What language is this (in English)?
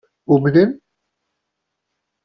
Kabyle